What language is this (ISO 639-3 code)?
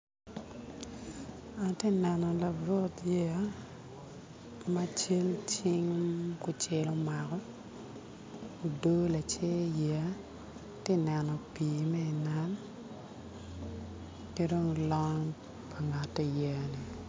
ach